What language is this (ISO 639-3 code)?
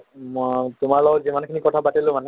asm